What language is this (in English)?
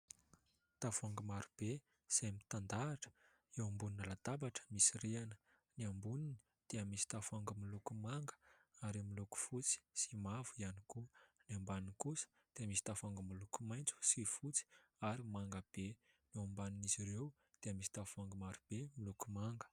Malagasy